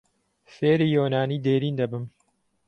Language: Central Kurdish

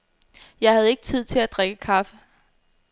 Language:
Danish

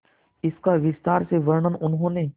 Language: Hindi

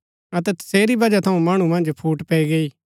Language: Gaddi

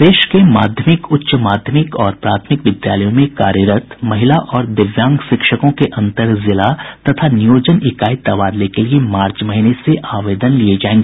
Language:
Hindi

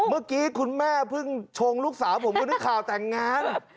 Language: Thai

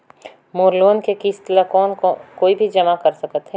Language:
Chhattisgarhi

